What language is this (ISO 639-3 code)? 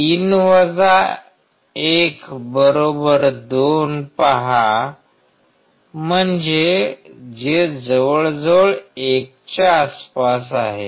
mar